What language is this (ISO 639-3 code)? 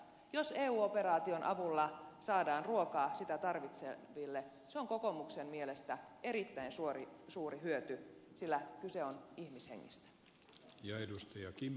fin